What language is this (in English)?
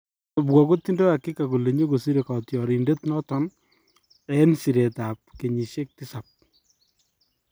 Kalenjin